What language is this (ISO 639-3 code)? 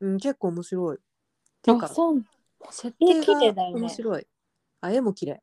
jpn